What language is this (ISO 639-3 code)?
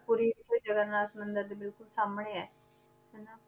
pan